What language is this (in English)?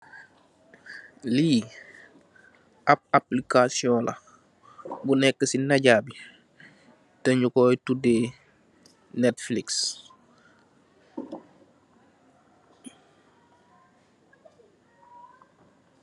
Wolof